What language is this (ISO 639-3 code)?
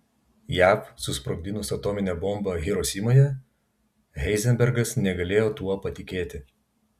lit